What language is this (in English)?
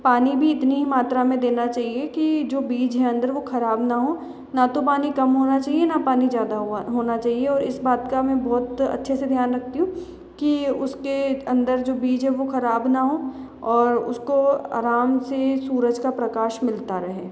Hindi